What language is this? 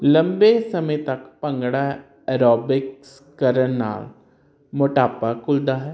Punjabi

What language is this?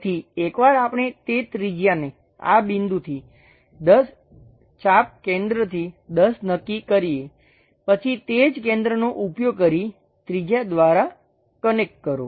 Gujarati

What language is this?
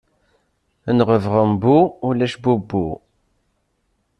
Kabyle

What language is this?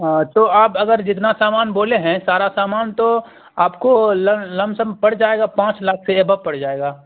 Urdu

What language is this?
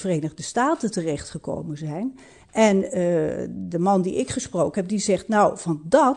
Dutch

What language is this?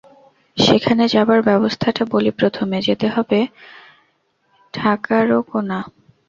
Bangla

